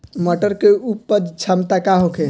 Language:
Bhojpuri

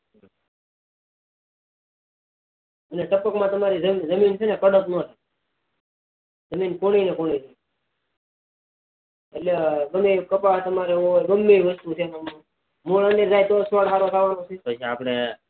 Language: Gujarati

